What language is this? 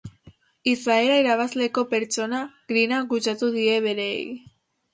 Basque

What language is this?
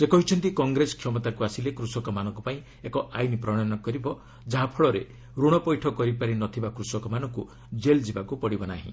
Odia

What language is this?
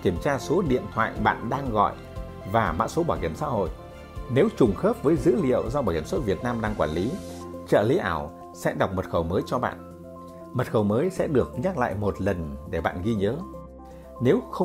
Vietnamese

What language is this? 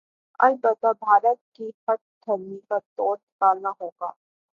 Urdu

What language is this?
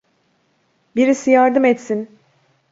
Turkish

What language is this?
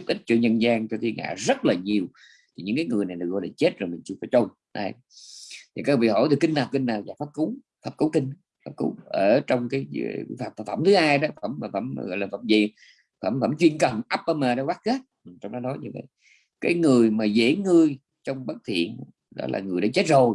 Vietnamese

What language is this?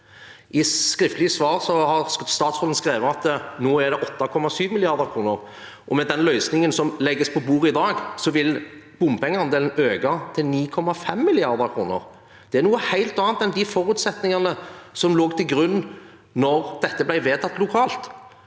Norwegian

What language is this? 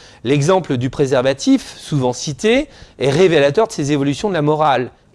French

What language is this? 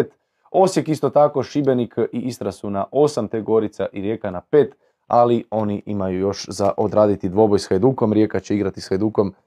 Croatian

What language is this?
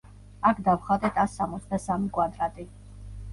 Georgian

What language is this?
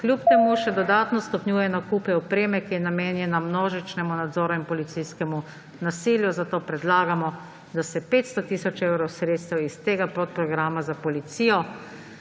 Slovenian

